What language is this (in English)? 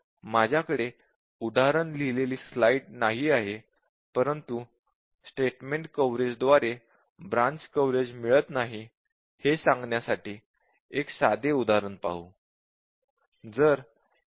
Marathi